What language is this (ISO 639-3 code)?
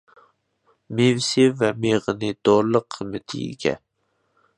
uig